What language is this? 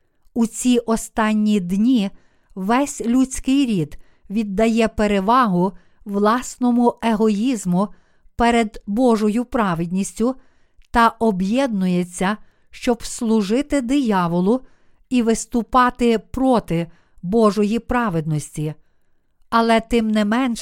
Ukrainian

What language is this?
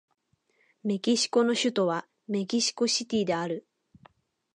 Japanese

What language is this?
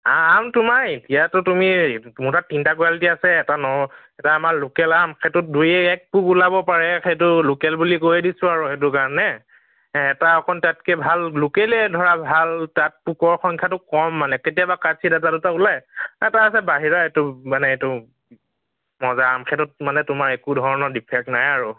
Assamese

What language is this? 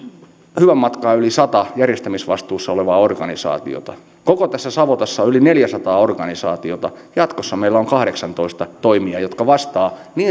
Finnish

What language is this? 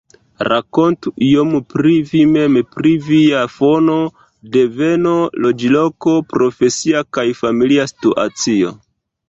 Esperanto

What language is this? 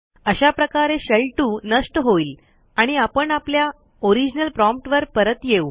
Marathi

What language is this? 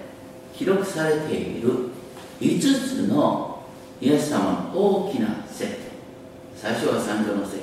Japanese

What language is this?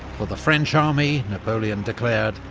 English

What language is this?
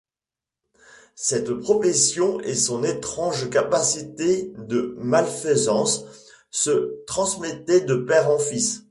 French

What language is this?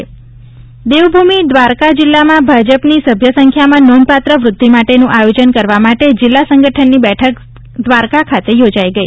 Gujarati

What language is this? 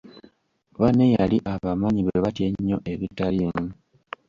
Ganda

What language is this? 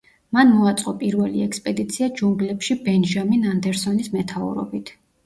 Georgian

